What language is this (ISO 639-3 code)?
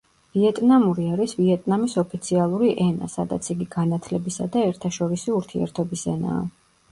kat